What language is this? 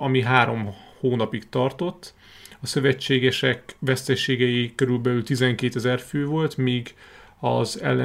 Hungarian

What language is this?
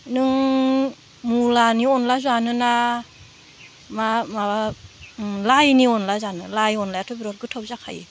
Bodo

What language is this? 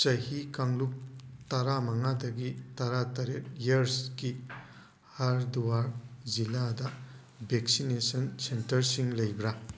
Manipuri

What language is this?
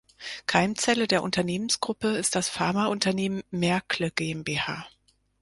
German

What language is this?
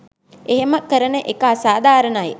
Sinhala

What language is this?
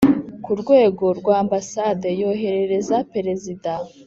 Kinyarwanda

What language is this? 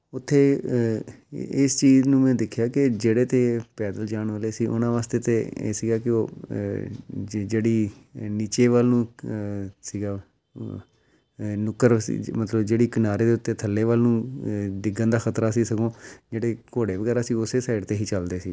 Punjabi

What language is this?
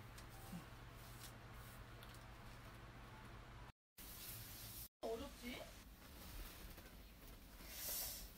Korean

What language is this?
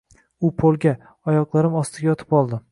Uzbek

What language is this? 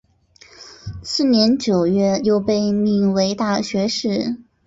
Chinese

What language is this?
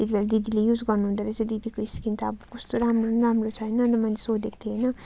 Nepali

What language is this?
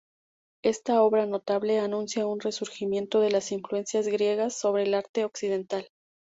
Spanish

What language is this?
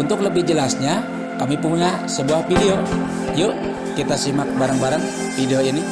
Indonesian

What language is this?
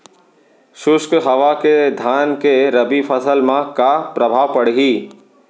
Chhattisgarhi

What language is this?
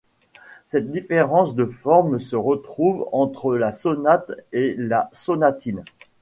French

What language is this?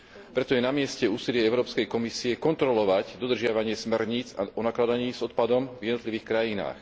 Slovak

